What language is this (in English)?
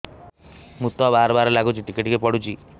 Odia